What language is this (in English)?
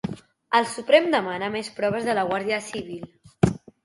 Catalan